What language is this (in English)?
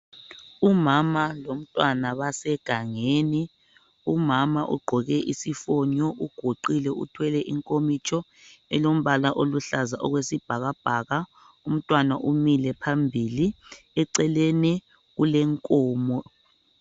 North Ndebele